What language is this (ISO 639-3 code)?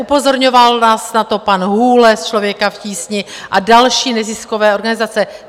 ces